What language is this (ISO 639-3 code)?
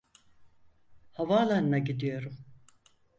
tur